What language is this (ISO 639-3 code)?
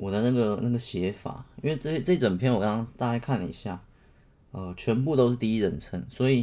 zho